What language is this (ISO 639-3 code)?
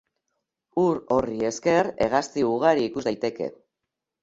eus